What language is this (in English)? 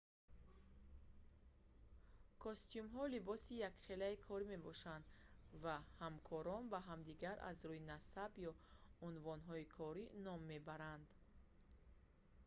Tajik